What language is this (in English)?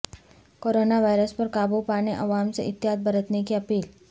Urdu